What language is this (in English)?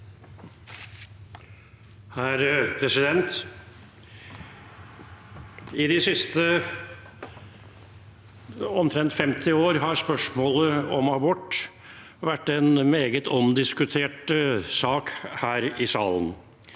Norwegian